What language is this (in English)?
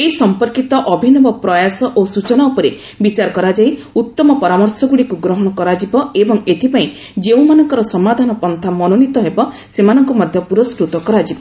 Odia